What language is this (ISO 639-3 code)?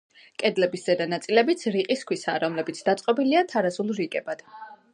kat